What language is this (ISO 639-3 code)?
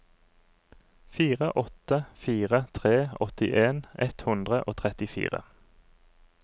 nor